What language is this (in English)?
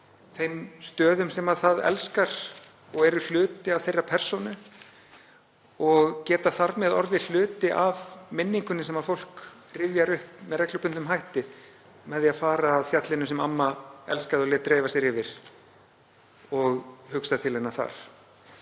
Icelandic